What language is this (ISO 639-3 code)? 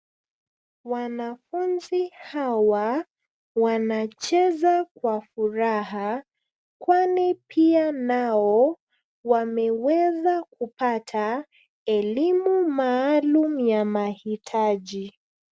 swa